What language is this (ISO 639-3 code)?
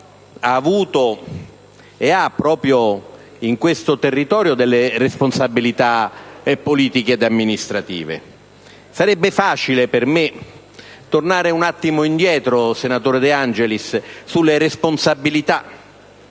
ita